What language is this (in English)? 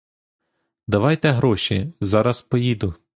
Ukrainian